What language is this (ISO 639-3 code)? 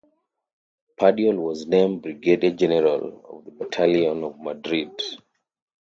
eng